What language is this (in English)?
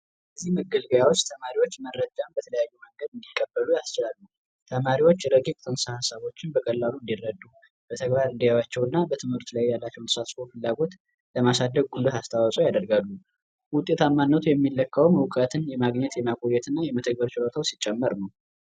Amharic